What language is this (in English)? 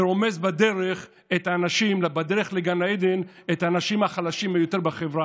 Hebrew